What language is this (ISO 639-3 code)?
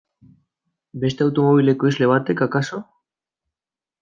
eus